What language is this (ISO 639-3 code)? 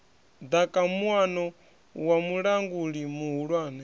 ven